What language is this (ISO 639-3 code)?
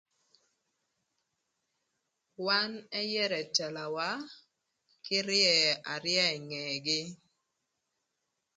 lth